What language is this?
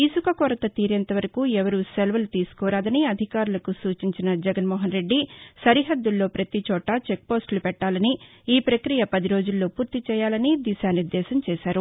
Telugu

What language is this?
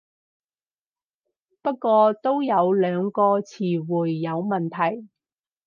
Cantonese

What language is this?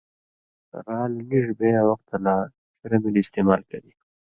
Indus Kohistani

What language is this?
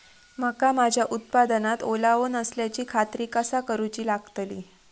Marathi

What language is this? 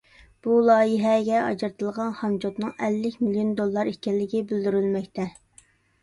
Uyghur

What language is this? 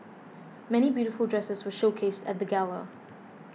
English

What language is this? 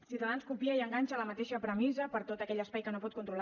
Catalan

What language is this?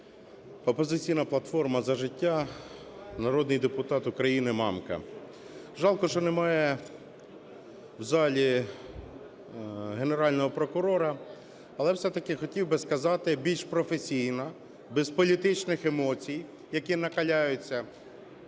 Ukrainian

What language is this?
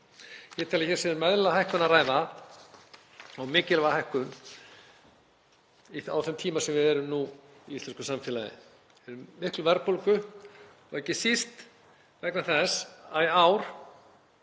Icelandic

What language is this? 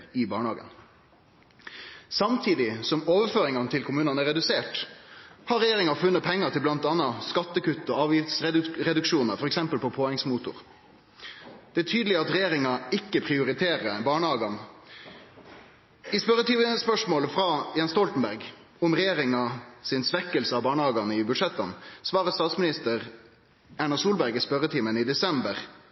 Norwegian Nynorsk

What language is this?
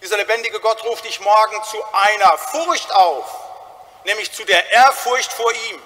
German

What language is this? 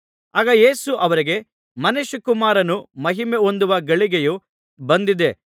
Kannada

